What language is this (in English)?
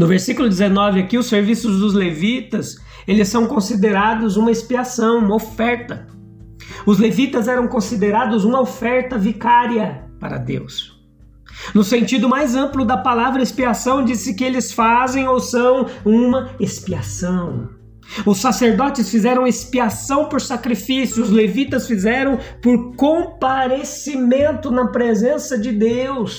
Portuguese